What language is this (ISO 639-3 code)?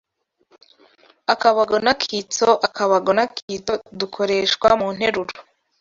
kin